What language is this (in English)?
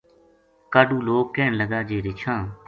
Gujari